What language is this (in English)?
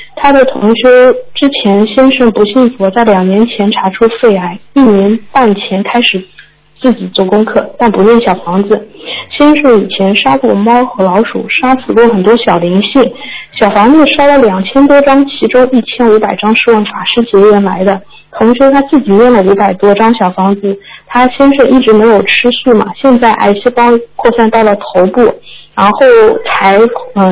Chinese